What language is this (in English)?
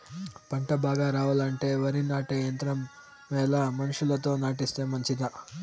Telugu